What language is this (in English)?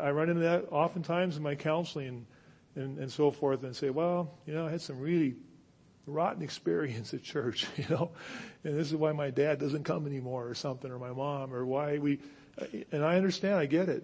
English